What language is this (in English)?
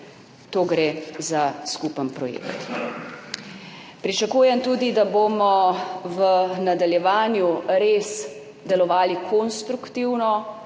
Slovenian